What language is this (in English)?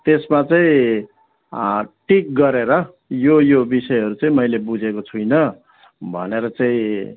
Nepali